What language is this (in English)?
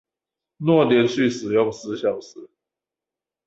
Chinese